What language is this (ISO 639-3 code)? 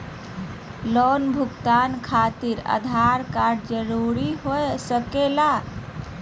mag